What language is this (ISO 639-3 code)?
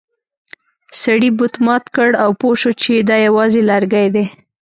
pus